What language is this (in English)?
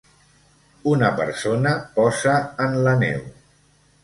Catalan